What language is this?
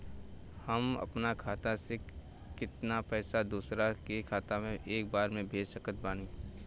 Bhojpuri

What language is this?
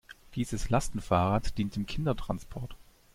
German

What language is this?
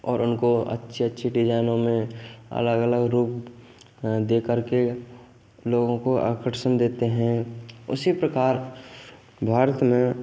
Hindi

